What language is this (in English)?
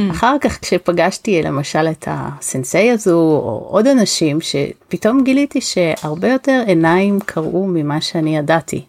Hebrew